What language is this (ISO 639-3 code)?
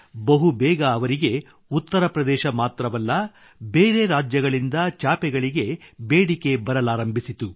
kan